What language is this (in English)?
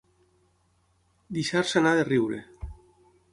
Catalan